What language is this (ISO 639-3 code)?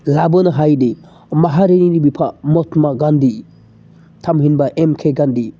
brx